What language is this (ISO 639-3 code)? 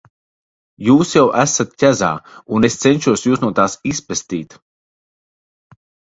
lav